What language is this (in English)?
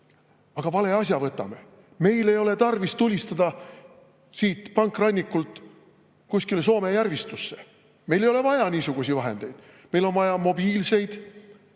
Estonian